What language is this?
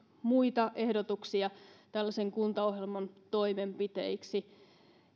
Finnish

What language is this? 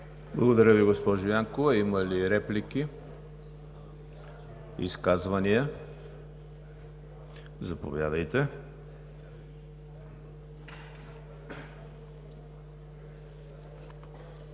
Bulgarian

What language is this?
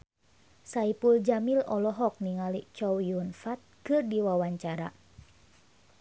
Sundanese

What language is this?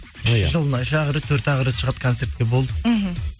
Kazakh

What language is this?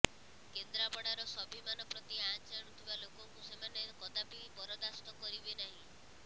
Odia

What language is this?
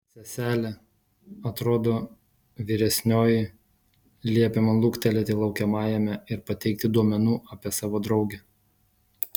Lithuanian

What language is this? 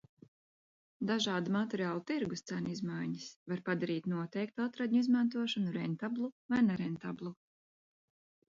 Latvian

